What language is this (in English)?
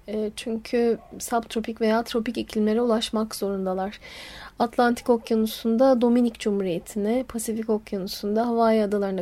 Turkish